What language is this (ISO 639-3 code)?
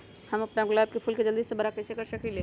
mag